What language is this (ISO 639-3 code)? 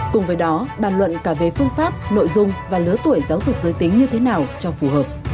vie